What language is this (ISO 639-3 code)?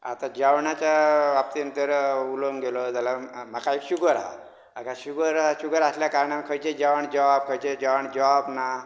kok